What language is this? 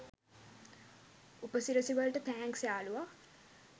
Sinhala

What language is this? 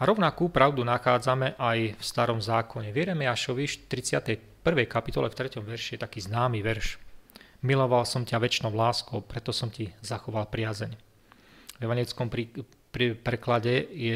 Slovak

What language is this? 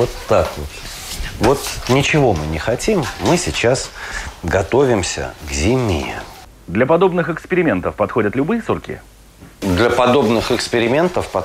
Russian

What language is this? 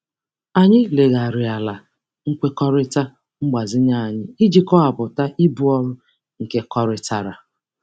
Igbo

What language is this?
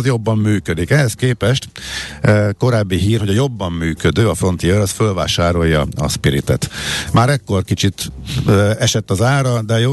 Hungarian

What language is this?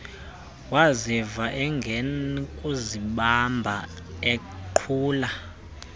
Xhosa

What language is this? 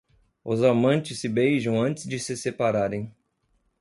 Portuguese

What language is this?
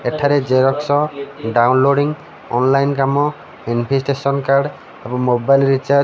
Odia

